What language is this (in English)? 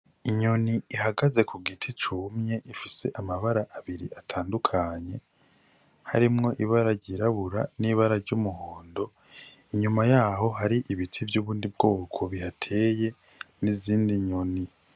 Rundi